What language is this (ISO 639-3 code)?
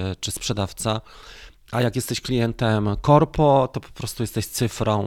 pol